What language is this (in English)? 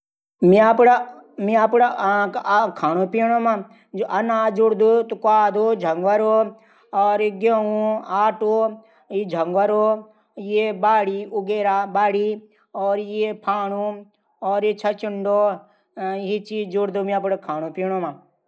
Garhwali